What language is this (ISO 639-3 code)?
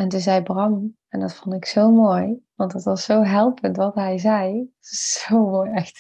nld